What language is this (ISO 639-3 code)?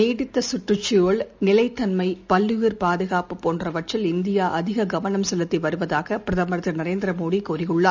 tam